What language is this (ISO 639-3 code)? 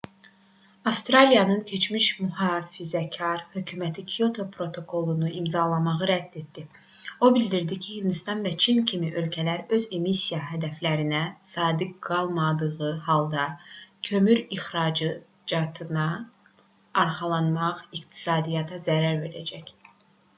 aze